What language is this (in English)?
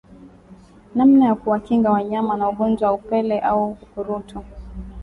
Swahili